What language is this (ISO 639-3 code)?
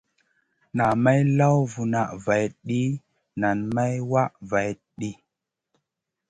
mcn